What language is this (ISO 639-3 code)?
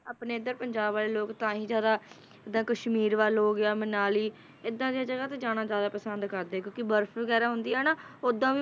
pan